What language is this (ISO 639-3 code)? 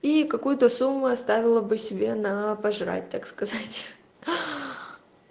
rus